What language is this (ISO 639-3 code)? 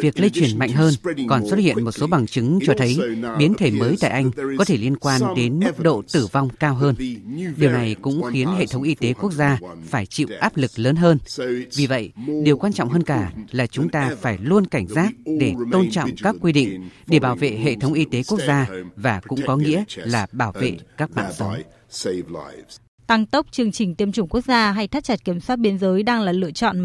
vie